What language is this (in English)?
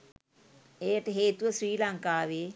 Sinhala